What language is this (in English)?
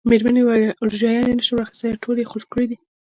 Pashto